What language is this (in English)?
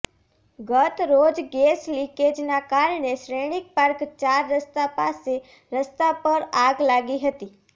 Gujarati